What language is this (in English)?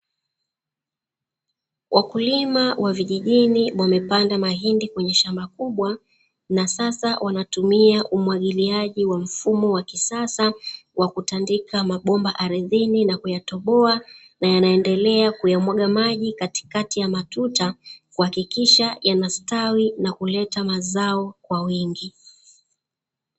Swahili